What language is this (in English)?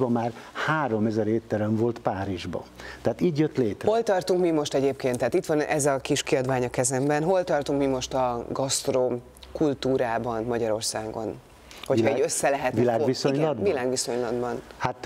Hungarian